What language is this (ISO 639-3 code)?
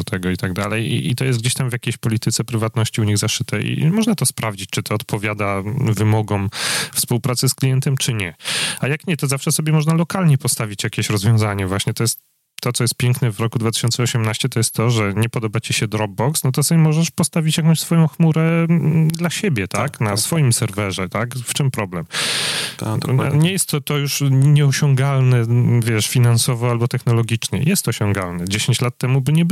pol